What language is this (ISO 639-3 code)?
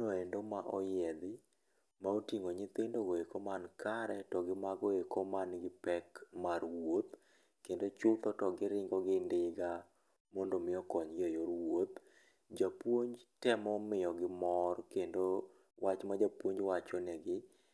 luo